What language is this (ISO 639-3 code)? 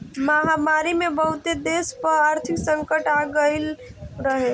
bho